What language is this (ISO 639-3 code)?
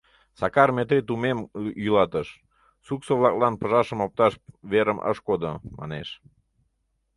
chm